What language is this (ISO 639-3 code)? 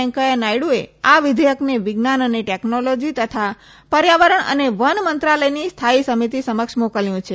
guj